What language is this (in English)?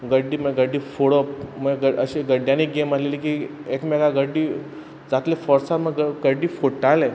Konkani